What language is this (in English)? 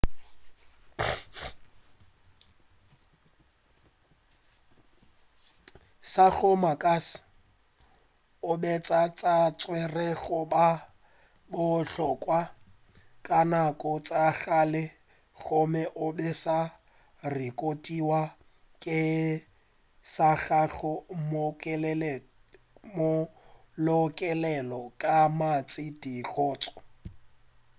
Northern Sotho